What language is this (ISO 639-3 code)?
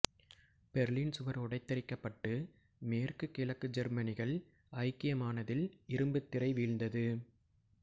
tam